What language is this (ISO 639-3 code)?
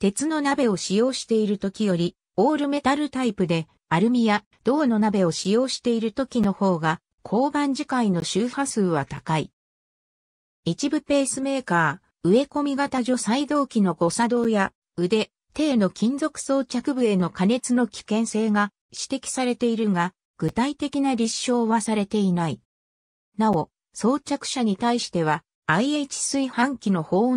jpn